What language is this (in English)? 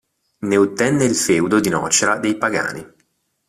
Italian